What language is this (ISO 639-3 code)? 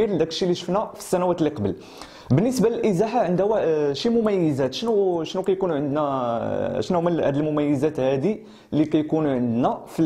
ara